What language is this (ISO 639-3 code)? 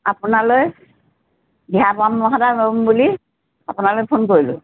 asm